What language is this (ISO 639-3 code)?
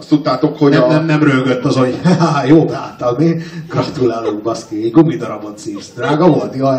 hun